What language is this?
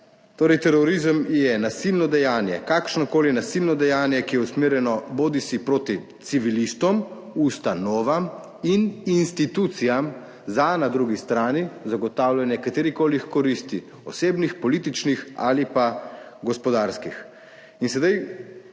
Slovenian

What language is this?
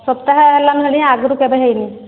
Odia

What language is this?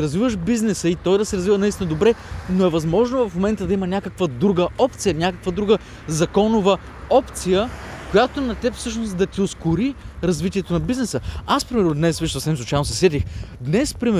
Bulgarian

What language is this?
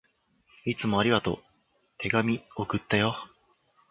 Japanese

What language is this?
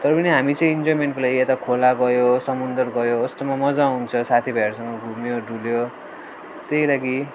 Nepali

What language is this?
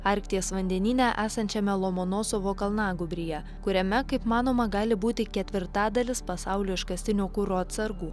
Lithuanian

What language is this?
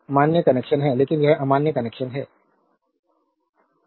Hindi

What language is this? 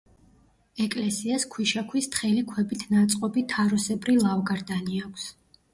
Georgian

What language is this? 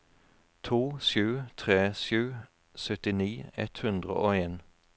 Norwegian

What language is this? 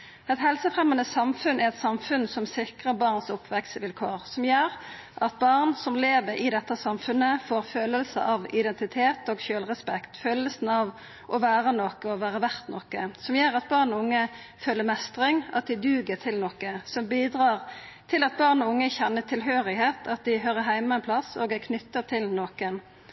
Norwegian Nynorsk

